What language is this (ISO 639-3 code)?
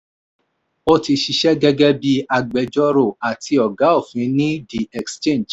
yor